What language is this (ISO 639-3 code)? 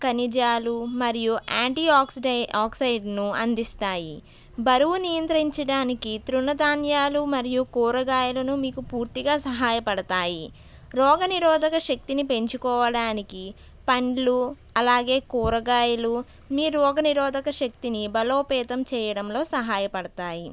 tel